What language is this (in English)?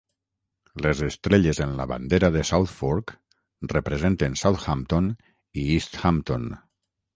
Catalan